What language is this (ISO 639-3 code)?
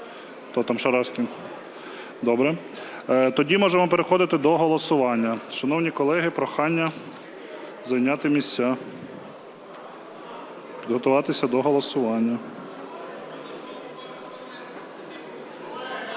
ukr